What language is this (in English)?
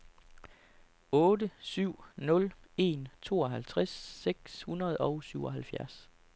Danish